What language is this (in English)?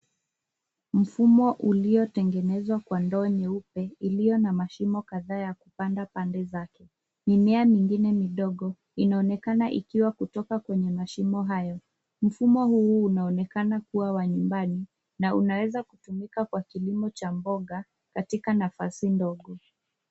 Swahili